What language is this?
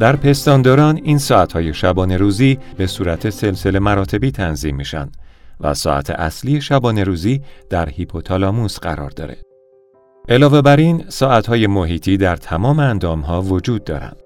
Persian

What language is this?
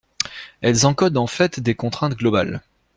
French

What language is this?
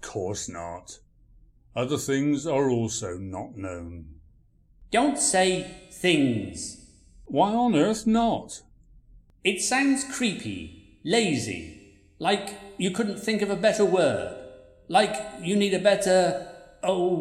English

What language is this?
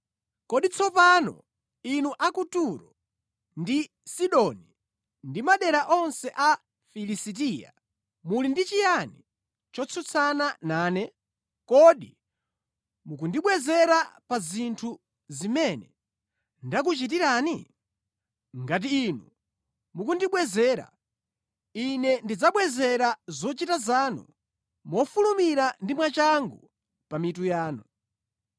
Nyanja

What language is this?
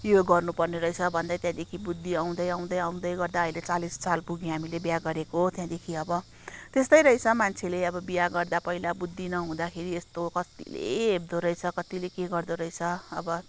Nepali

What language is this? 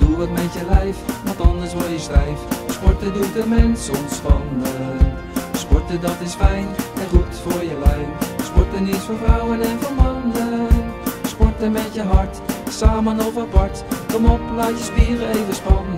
Dutch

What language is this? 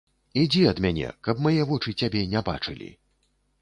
Belarusian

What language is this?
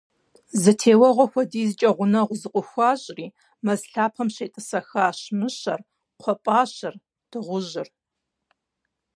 Kabardian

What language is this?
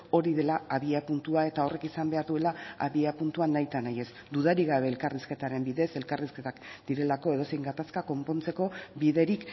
Basque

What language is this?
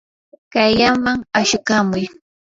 Yanahuanca Pasco Quechua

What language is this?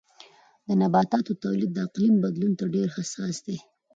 Pashto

